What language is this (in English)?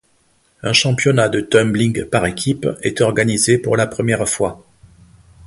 French